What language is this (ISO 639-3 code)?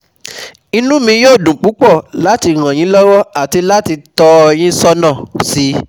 yor